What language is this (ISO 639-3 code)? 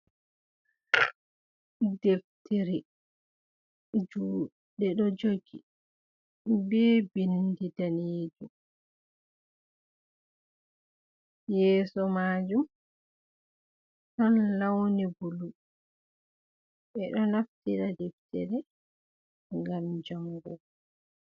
ful